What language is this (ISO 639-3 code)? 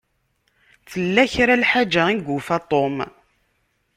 kab